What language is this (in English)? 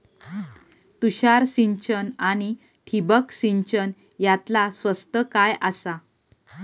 Marathi